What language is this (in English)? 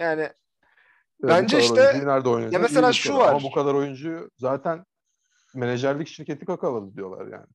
Turkish